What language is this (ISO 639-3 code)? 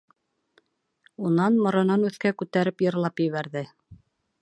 bak